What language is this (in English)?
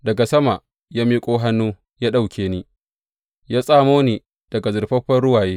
Hausa